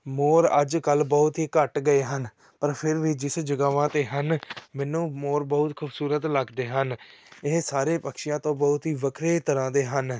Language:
Punjabi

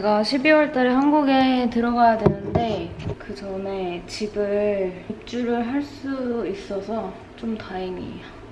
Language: Korean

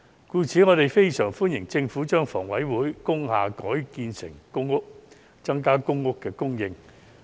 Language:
Cantonese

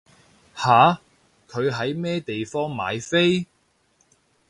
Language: Cantonese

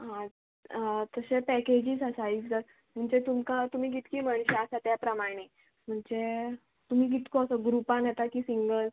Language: Konkani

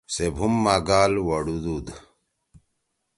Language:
Torwali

